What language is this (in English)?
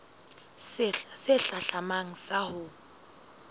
Southern Sotho